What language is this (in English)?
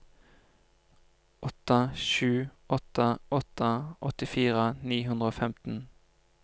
Norwegian